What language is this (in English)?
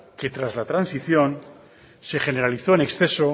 Spanish